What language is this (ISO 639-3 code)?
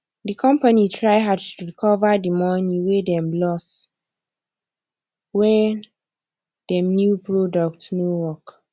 pcm